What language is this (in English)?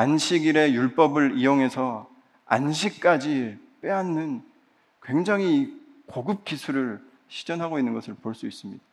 Korean